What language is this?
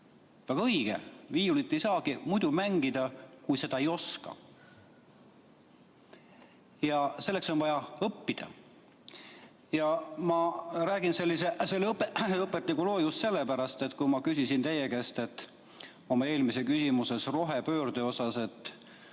Estonian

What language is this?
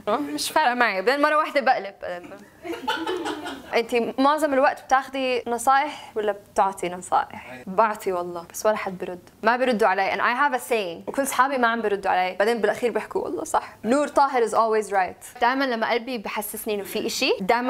Arabic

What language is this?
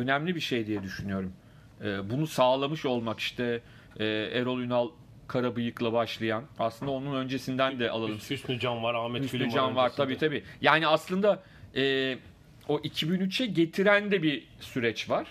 Turkish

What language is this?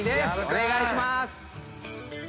Japanese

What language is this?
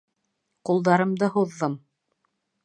Bashkir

